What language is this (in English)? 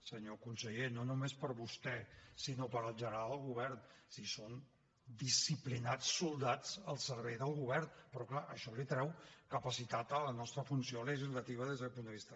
Catalan